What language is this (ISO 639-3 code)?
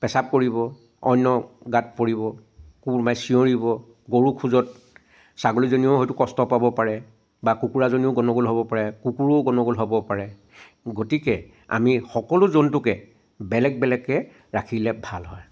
asm